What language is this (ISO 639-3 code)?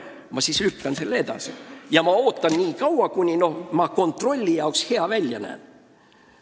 est